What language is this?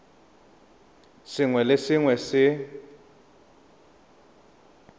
Tswana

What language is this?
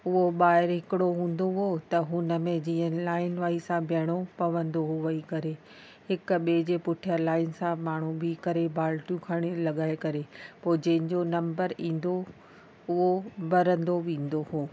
Sindhi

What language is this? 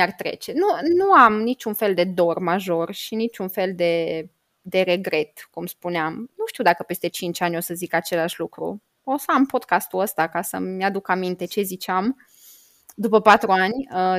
Romanian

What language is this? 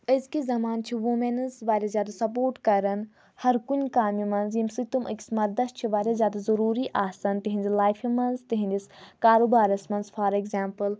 Kashmiri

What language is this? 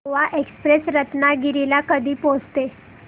Marathi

